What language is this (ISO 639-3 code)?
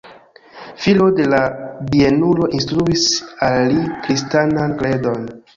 epo